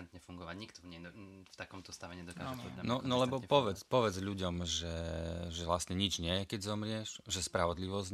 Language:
Slovak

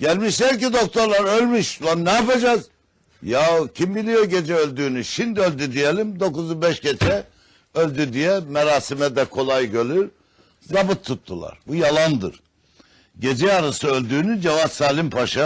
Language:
Turkish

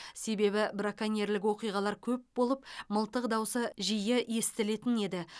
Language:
Kazakh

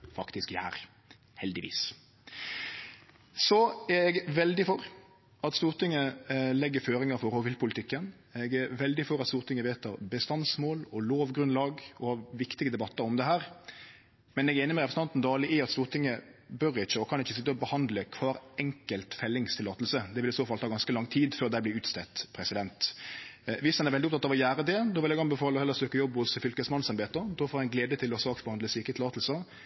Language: Norwegian Nynorsk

